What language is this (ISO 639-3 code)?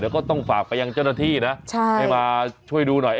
tha